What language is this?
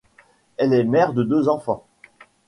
French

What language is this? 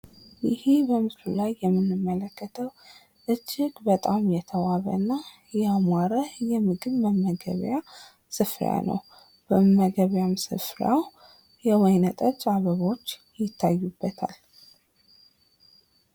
Amharic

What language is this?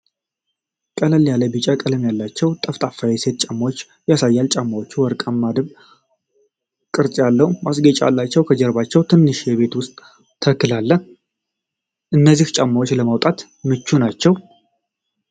Amharic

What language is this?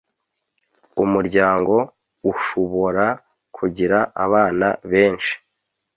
Kinyarwanda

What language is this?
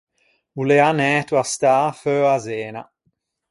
Ligurian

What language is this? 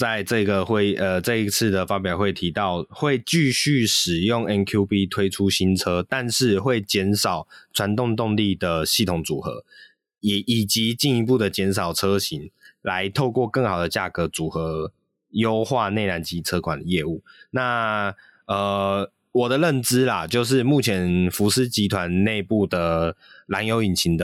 Chinese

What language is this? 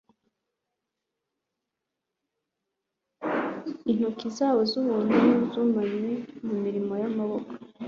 Kinyarwanda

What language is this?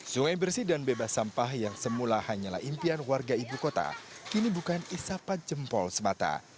Indonesian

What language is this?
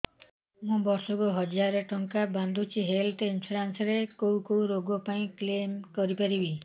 Odia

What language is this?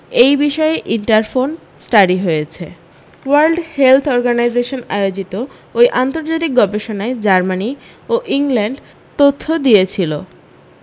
Bangla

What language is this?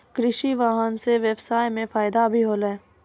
Maithili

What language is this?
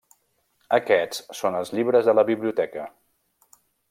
Catalan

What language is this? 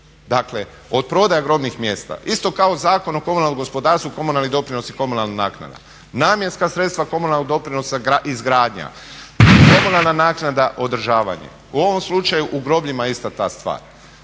Croatian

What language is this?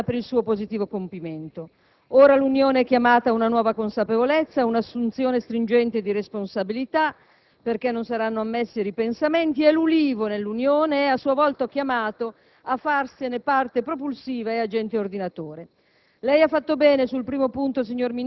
Italian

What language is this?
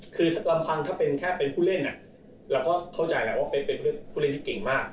Thai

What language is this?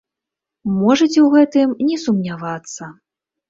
Belarusian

